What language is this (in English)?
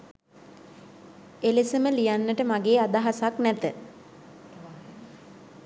Sinhala